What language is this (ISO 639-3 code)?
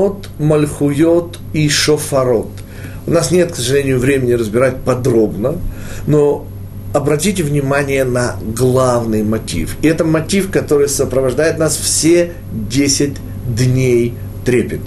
rus